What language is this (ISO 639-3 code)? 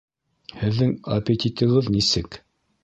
bak